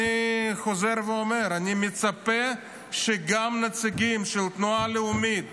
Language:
Hebrew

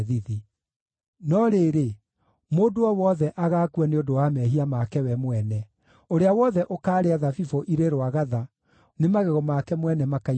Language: Kikuyu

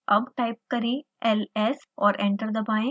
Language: Hindi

